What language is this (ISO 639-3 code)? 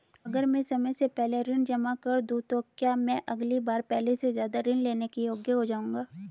hin